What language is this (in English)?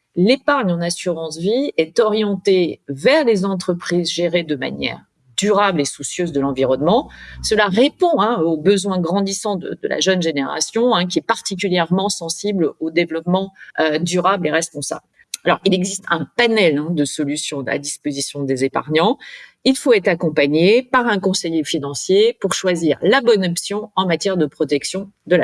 French